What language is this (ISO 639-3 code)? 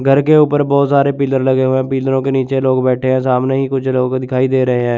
hin